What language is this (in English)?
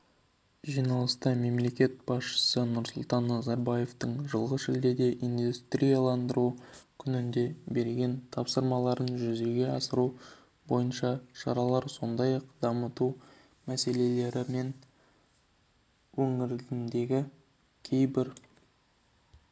Kazakh